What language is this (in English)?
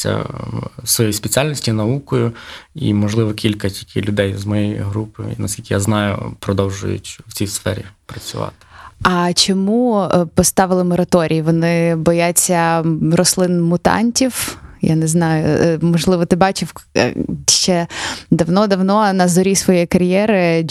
Ukrainian